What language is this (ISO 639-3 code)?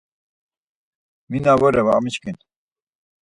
lzz